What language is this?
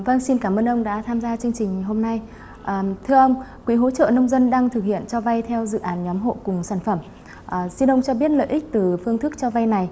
Vietnamese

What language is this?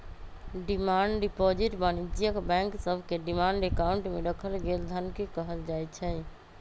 Magahi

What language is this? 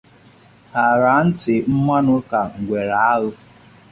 Igbo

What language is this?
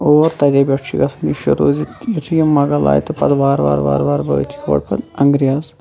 Kashmiri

